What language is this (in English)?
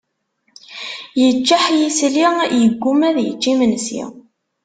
Kabyle